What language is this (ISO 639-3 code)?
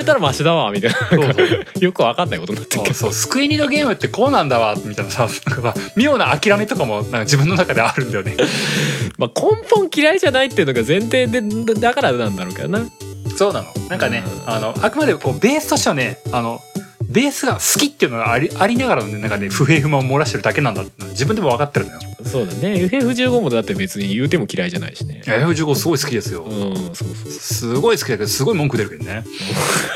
jpn